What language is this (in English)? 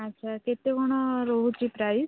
Odia